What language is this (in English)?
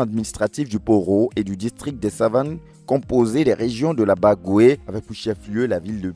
French